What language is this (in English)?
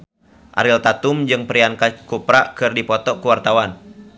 Sundanese